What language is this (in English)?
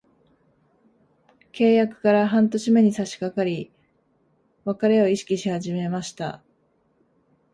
Japanese